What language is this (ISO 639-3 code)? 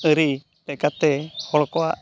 sat